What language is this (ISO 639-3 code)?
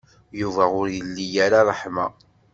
kab